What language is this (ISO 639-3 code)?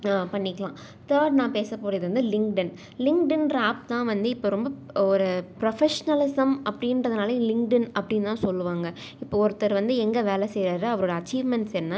tam